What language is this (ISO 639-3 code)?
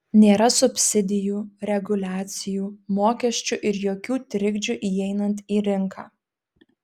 lit